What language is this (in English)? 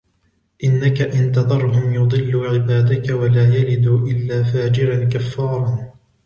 Arabic